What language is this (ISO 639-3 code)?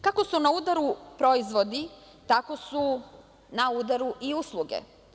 srp